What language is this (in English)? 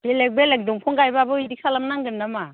Bodo